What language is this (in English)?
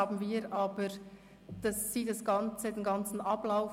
Swiss German